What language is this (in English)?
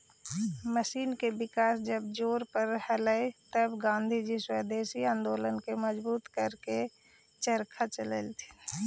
Magahi